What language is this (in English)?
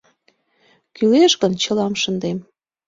Mari